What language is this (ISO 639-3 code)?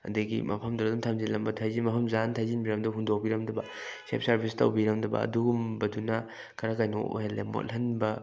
mni